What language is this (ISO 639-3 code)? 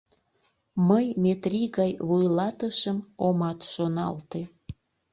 chm